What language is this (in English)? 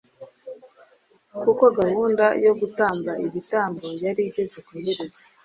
Kinyarwanda